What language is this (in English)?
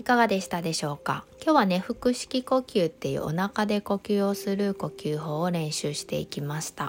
Japanese